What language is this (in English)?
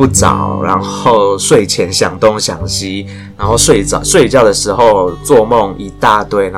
Chinese